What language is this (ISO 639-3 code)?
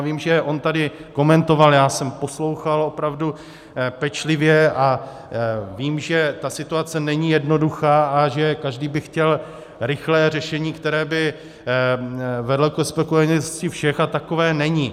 ces